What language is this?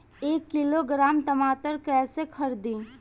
Bhojpuri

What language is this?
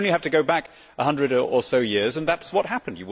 English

